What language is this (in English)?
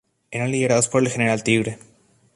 Spanish